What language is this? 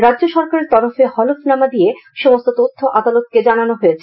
Bangla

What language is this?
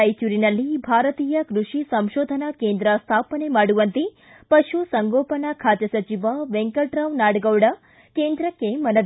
Kannada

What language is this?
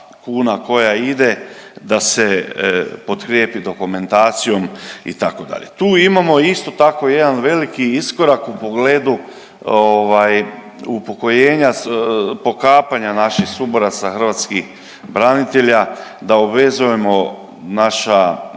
Croatian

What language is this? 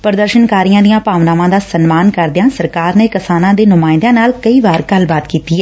Punjabi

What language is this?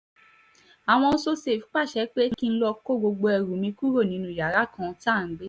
Yoruba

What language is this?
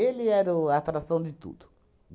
Portuguese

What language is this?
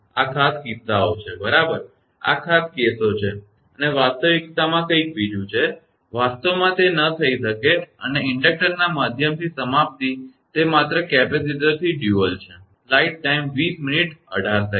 Gujarati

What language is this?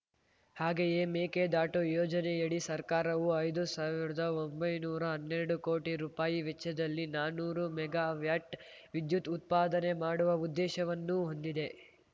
Kannada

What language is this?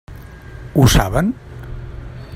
Catalan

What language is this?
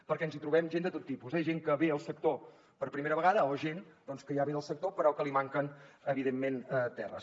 Catalan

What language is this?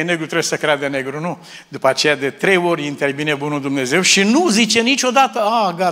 Romanian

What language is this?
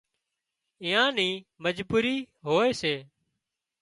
Wadiyara Koli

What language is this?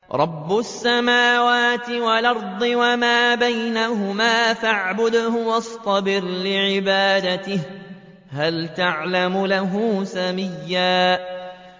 Arabic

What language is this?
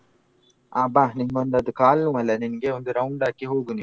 Kannada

